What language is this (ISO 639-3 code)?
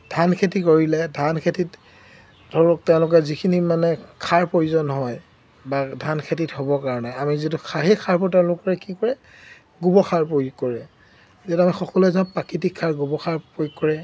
asm